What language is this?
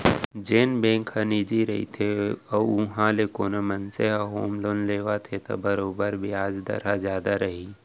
Chhattisgarhi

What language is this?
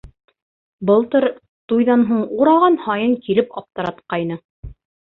Bashkir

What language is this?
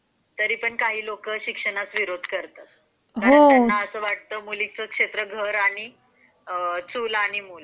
Marathi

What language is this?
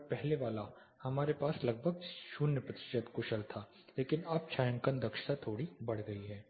Hindi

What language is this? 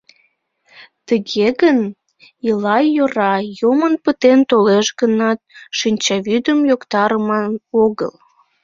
Mari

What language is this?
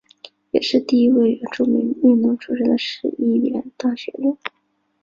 Chinese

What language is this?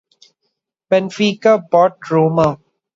English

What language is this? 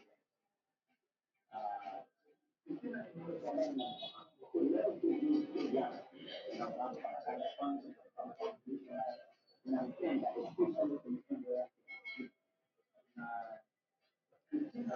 Lingala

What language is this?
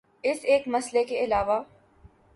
Urdu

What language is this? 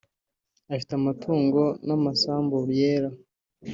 Kinyarwanda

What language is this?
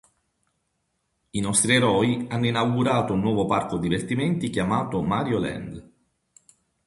Italian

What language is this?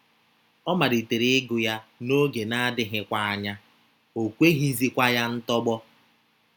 Igbo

